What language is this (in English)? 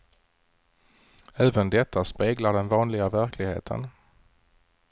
Swedish